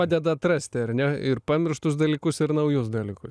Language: Lithuanian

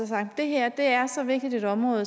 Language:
Danish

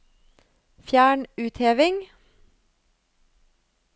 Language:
Norwegian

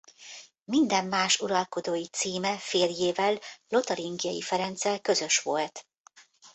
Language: Hungarian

